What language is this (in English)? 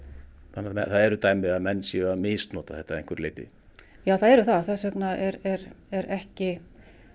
Icelandic